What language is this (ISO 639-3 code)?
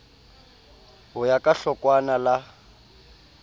sot